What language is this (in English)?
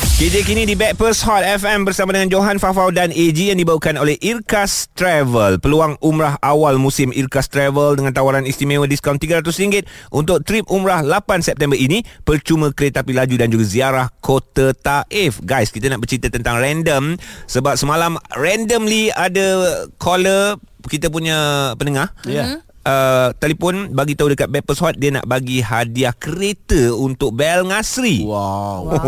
Malay